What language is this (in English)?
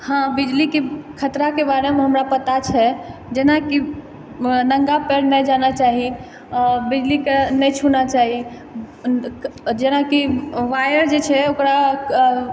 Maithili